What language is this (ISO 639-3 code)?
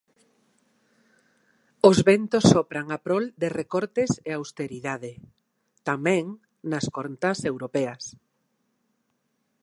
glg